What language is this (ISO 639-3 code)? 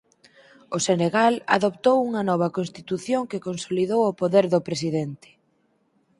glg